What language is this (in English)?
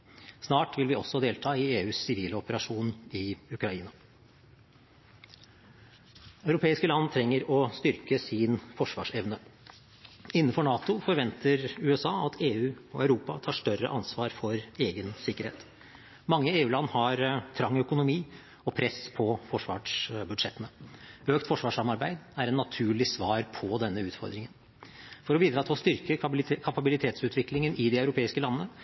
Norwegian Bokmål